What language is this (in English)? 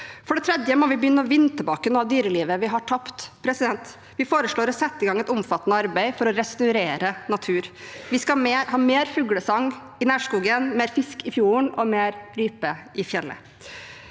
Norwegian